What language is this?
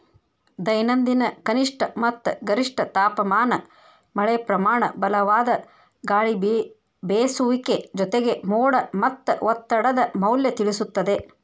Kannada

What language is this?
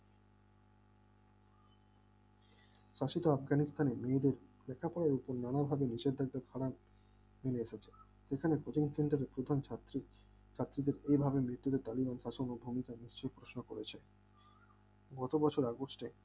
Bangla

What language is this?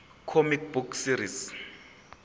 Zulu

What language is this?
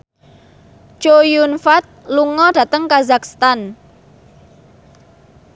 Javanese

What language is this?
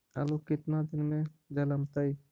Magahi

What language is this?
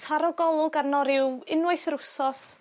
Welsh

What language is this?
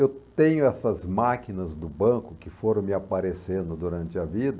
Portuguese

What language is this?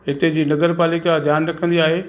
Sindhi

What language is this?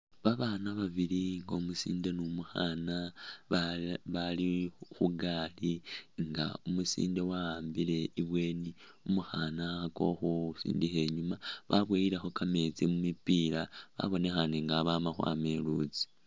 Masaaba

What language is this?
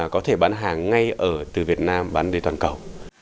Vietnamese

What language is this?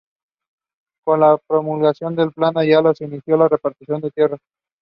English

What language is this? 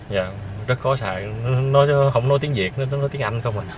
Vietnamese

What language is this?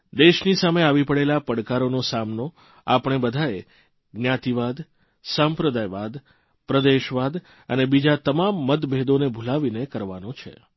Gujarati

